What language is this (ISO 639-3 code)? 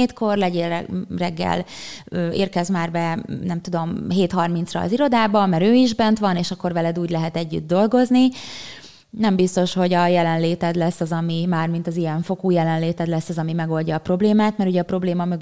hun